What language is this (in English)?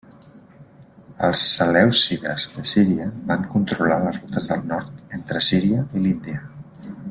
Catalan